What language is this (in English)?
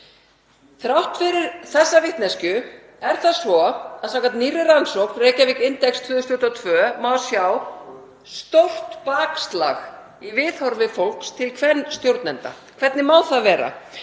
Icelandic